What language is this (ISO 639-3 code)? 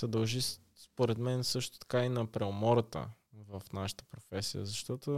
bul